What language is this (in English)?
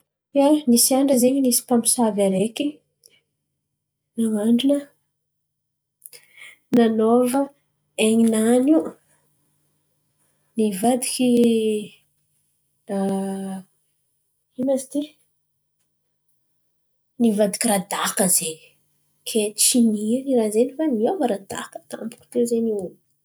Antankarana Malagasy